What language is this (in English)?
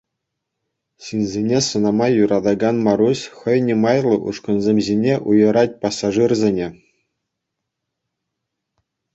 Chuvash